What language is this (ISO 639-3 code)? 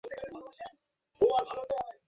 ben